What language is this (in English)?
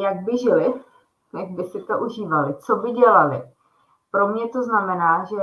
Czech